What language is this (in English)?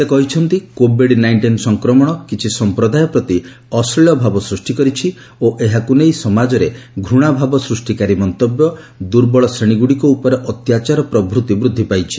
Odia